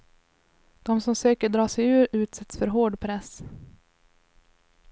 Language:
Swedish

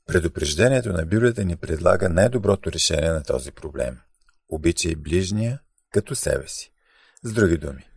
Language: Bulgarian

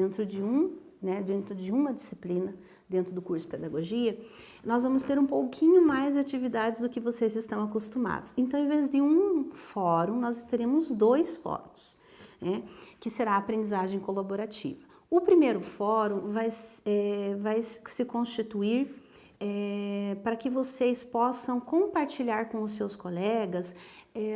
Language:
Portuguese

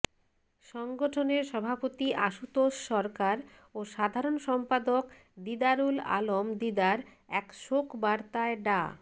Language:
Bangla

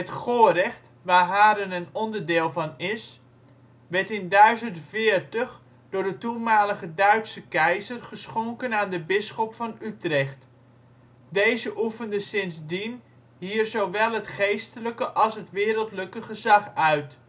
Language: Dutch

